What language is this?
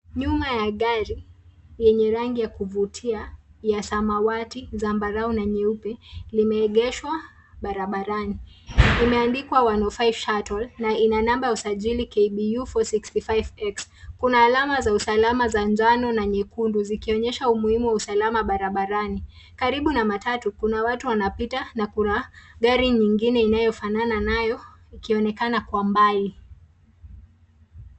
Swahili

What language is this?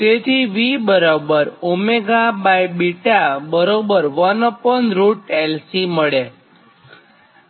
Gujarati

